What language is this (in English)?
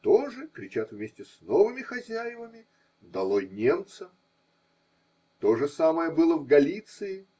Russian